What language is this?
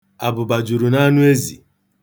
Igbo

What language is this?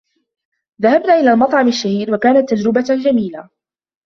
Arabic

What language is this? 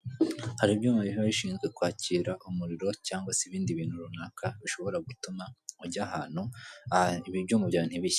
Kinyarwanda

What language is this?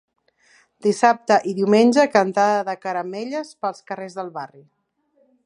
Catalan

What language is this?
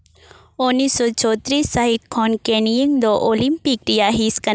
Santali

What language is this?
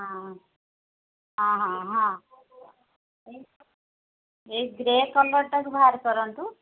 Odia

